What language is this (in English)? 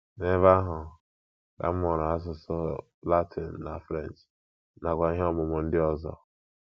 Igbo